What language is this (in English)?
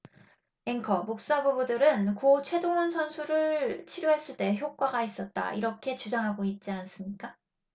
Korean